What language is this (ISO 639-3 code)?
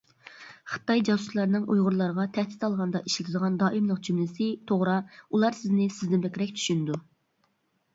uig